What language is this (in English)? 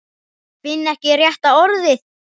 Icelandic